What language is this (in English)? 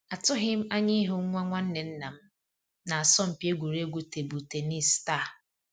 Igbo